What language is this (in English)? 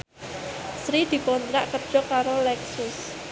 Javanese